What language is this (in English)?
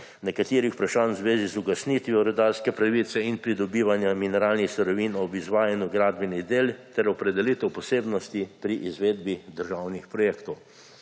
Slovenian